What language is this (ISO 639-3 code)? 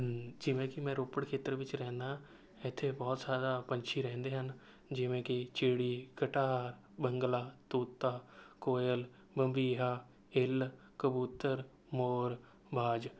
pan